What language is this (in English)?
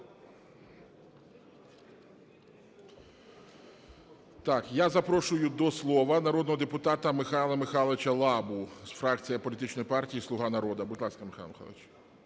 Ukrainian